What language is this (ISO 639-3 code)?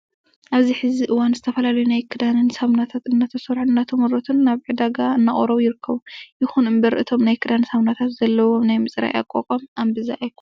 tir